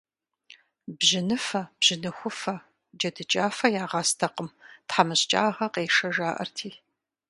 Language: Kabardian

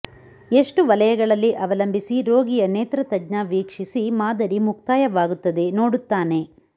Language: Kannada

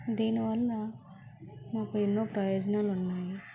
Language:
Telugu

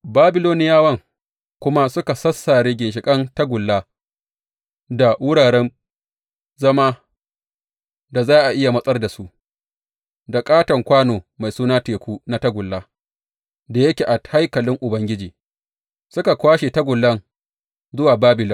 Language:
Hausa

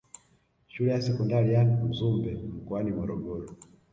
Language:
Swahili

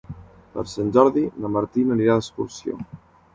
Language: Catalan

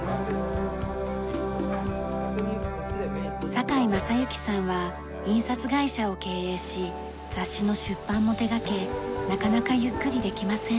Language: Japanese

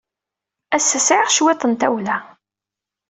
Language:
Kabyle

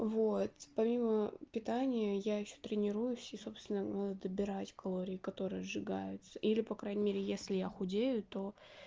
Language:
Russian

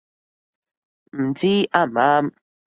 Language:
Cantonese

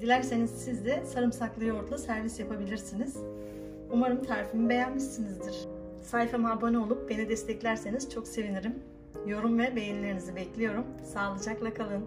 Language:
Turkish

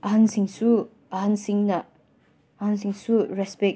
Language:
Manipuri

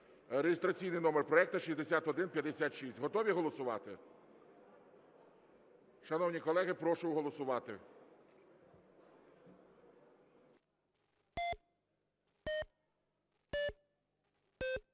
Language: Ukrainian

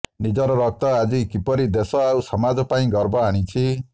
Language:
Odia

